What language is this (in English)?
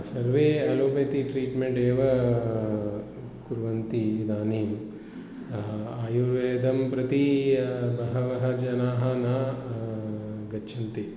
Sanskrit